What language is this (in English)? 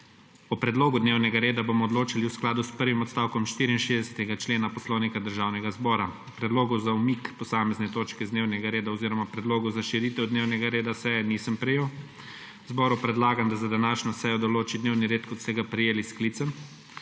Slovenian